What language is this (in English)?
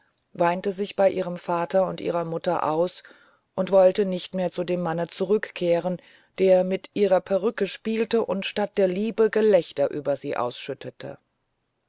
German